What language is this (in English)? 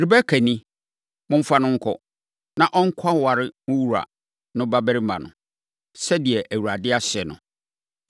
Akan